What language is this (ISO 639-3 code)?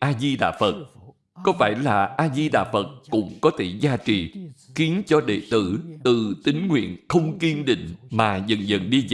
vie